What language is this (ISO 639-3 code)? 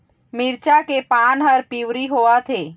hne